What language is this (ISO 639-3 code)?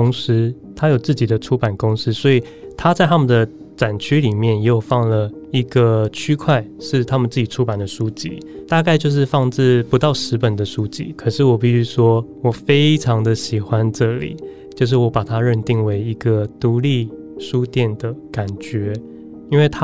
zho